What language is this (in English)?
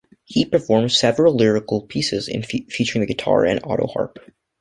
English